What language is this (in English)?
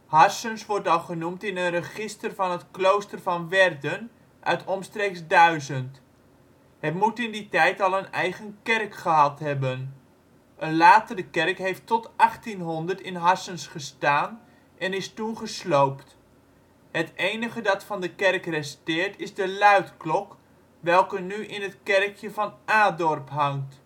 Dutch